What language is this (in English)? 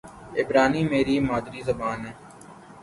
Urdu